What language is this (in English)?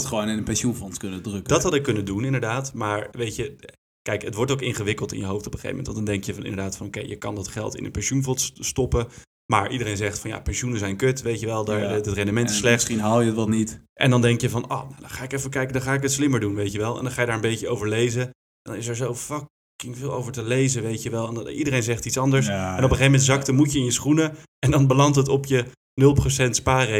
Dutch